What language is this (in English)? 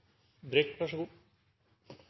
Norwegian Nynorsk